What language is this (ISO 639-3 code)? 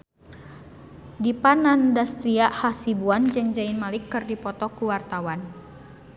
sun